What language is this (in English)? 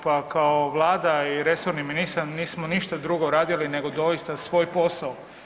Croatian